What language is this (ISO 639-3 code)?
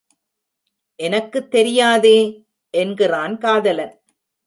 tam